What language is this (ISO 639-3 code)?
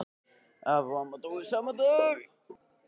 isl